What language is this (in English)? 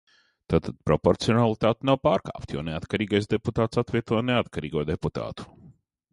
Latvian